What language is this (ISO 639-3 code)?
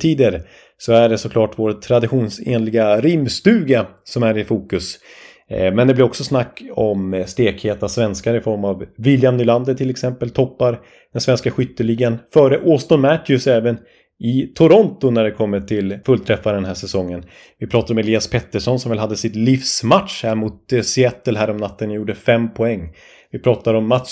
swe